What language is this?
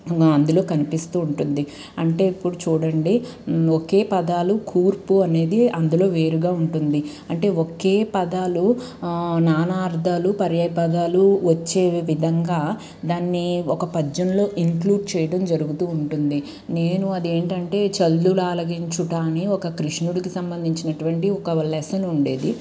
Telugu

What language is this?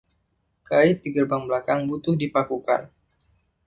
Indonesian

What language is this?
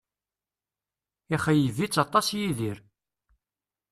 Kabyle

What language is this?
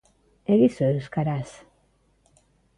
Basque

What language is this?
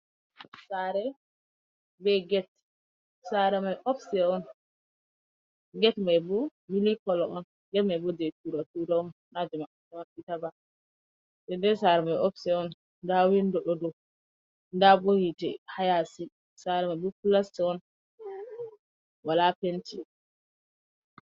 Fula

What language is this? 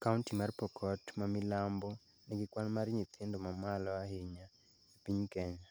Luo (Kenya and Tanzania)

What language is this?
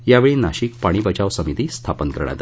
Marathi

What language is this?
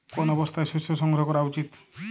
Bangla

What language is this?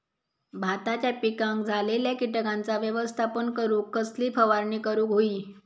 Marathi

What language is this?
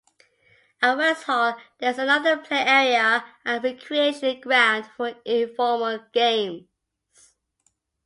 English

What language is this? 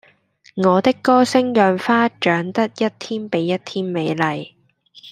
Cantonese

